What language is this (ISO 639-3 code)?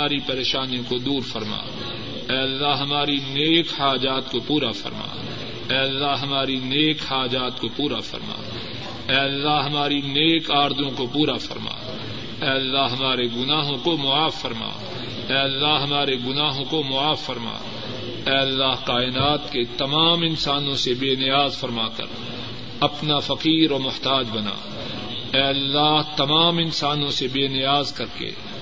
urd